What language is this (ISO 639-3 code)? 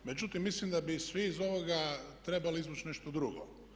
hrv